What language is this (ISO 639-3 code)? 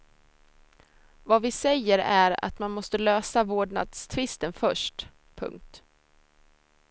swe